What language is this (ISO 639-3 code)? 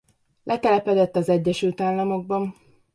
hun